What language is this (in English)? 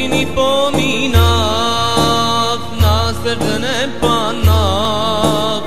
Romanian